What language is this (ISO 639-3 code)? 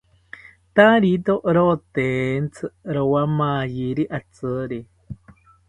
cpy